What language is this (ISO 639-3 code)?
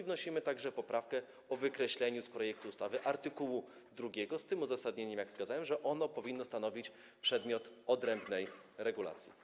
pol